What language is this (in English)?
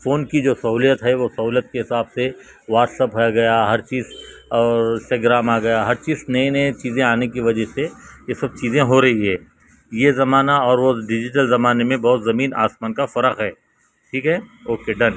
Urdu